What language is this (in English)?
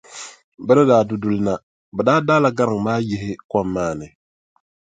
Dagbani